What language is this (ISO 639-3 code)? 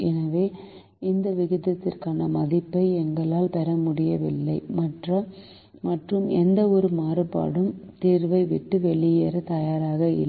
tam